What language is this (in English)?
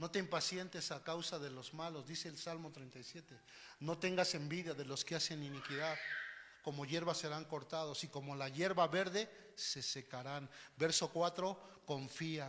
Spanish